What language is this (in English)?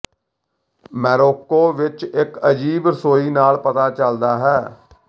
Punjabi